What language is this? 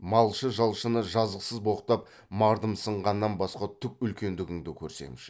Kazakh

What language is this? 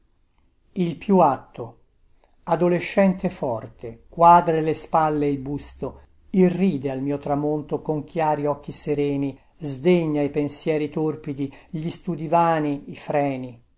Italian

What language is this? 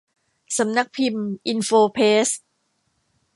Thai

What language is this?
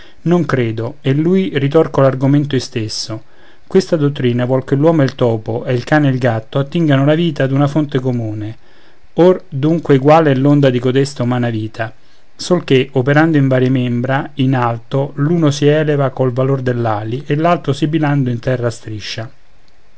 Italian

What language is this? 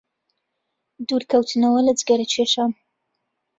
Central Kurdish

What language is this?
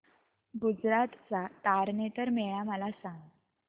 Marathi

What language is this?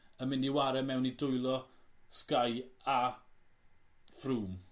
Welsh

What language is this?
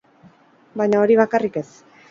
Basque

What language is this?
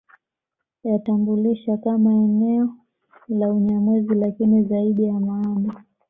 Swahili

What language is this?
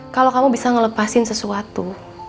Indonesian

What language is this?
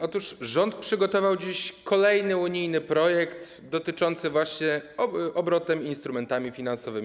Polish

